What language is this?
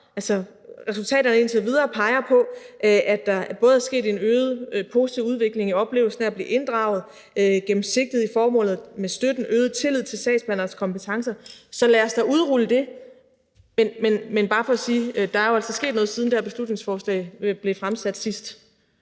Danish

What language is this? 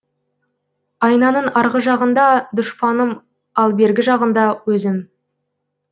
Kazakh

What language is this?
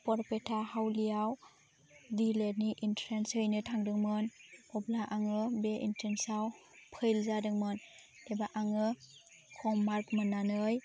Bodo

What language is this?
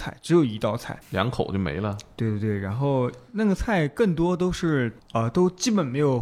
Chinese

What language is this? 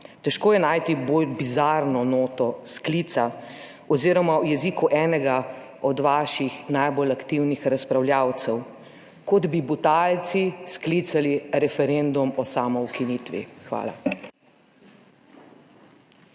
Slovenian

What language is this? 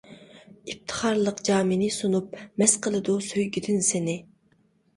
Uyghur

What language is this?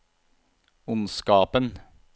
Norwegian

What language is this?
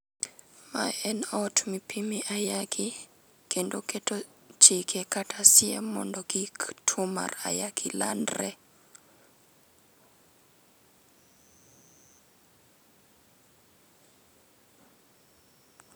Luo (Kenya and Tanzania)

